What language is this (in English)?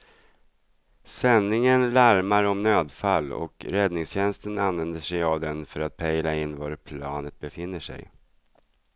Swedish